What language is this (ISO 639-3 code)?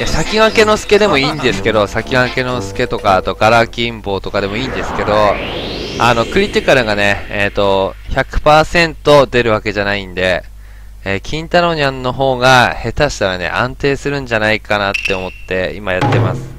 jpn